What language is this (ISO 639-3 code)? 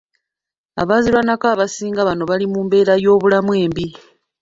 lug